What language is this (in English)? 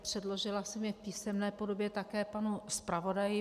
Czech